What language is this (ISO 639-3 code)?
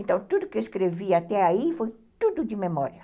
por